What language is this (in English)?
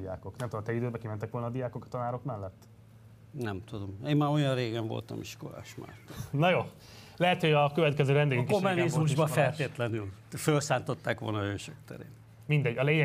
Hungarian